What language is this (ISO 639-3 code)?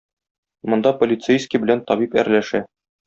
tat